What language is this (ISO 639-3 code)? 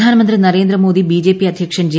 mal